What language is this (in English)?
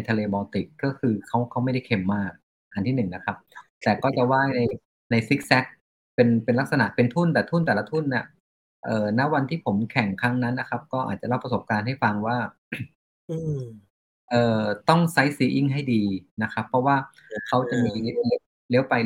Thai